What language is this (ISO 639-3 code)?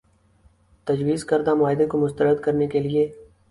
urd